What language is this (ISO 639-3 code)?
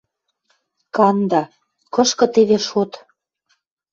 mrj